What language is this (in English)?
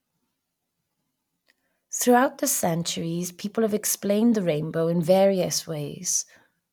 English